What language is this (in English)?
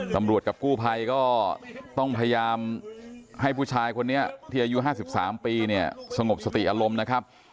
Thai